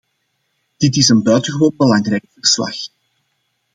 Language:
Dutch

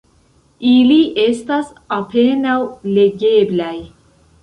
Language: Esperanto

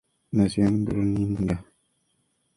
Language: Spanish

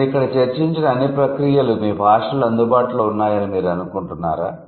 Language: Telugu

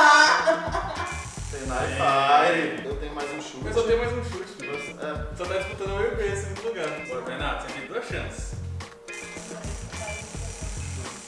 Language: Portuguese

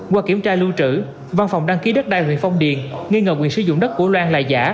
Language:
Vietnamese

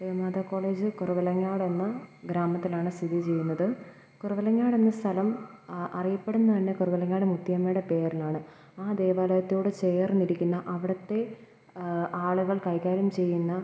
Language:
Malayalam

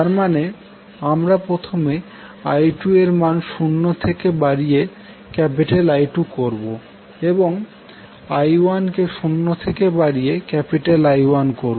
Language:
Bangla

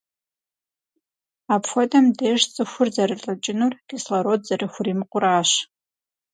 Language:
Kabardian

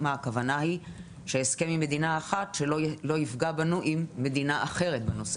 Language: Hebrew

